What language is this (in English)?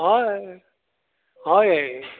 Konkani